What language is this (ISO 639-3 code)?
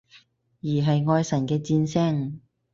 yue